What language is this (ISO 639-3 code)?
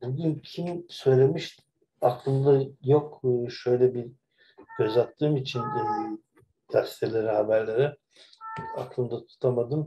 tur